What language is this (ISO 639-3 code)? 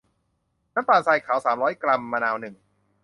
tha